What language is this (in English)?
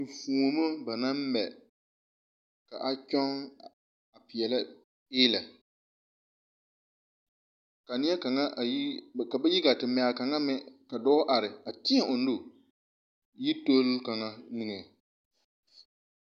Southern Dagaare